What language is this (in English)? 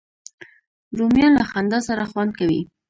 Pashto